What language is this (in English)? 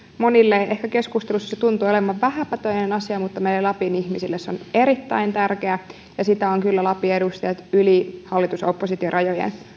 Finnish